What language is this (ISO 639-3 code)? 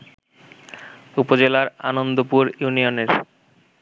ben